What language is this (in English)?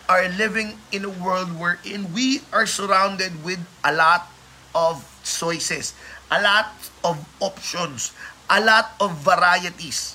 Filipino